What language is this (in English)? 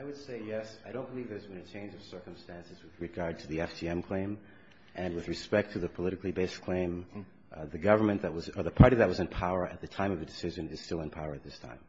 English